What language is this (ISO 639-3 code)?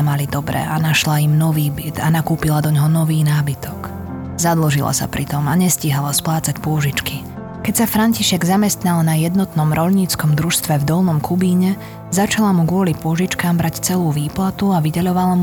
slk